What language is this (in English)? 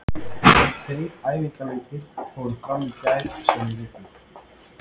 Icelandic